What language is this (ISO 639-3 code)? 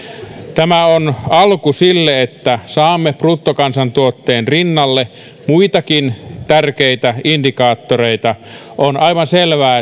fin